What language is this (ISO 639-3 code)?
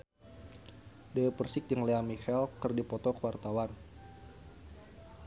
sun